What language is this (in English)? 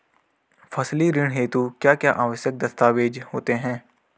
Hindi